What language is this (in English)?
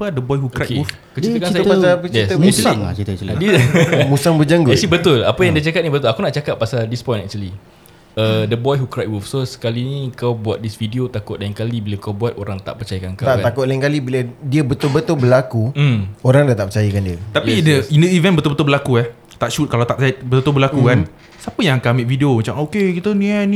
Malay